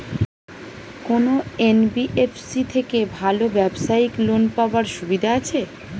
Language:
Bangla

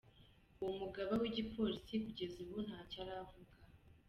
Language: Kinyarwanda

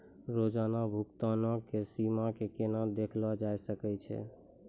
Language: Maithili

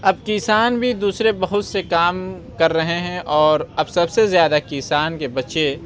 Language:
Urdu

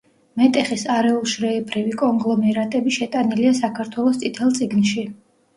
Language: Georgian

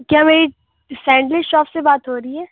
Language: Urdu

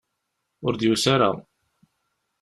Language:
Kabyle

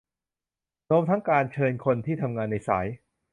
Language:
Thai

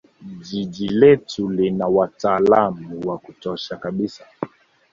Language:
Swahili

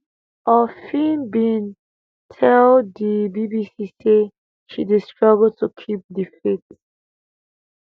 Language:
Nigerian Pidgin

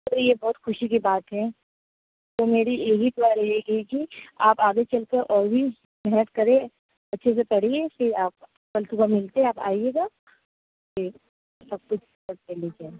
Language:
Urdu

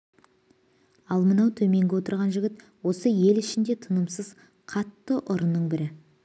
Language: Kazakh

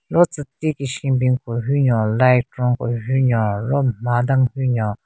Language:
Southern Rengma Naga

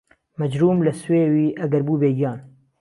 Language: Central Kurdish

